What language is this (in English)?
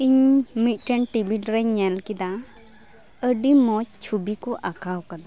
Santali